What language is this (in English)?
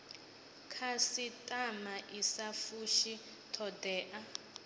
Venda